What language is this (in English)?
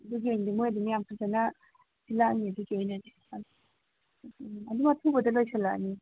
Manipuri